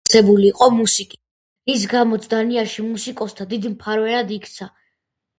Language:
Georgian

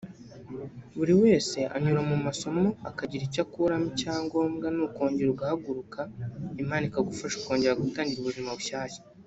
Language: Kinyarwanda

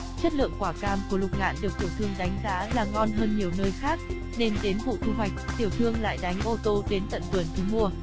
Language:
Vietnamese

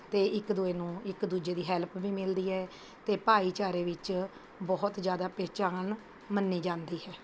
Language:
Punjabi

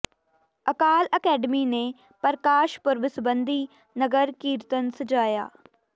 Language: Punjabi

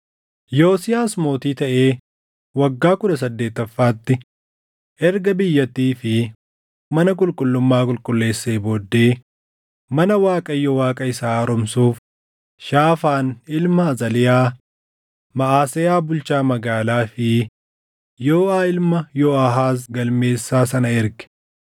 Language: Oromo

